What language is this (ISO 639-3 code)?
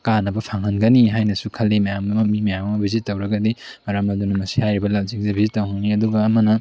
mni